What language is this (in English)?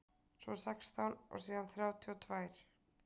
Icelandic